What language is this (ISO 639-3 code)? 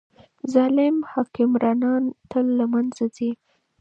pus